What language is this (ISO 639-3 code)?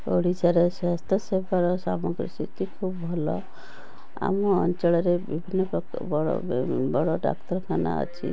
ori